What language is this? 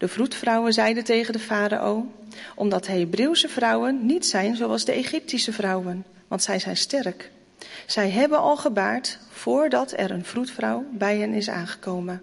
Dutch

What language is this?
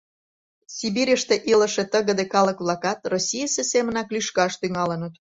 Mari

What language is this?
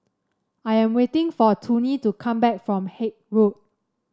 English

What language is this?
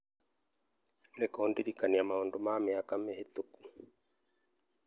Kikuyu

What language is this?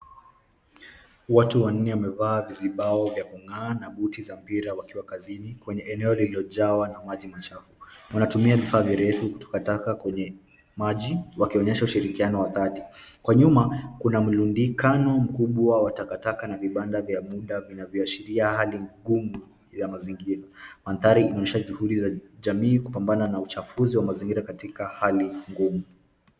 Swahili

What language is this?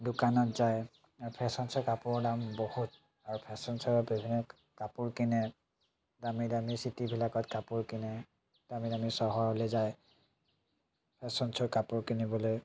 Assamese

